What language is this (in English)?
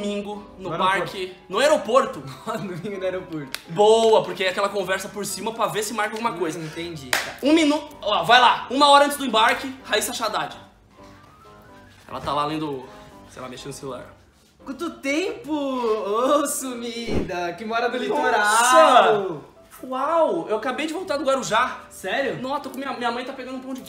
Portuguese